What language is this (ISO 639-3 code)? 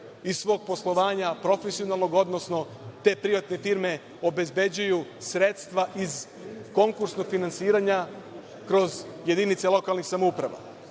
srp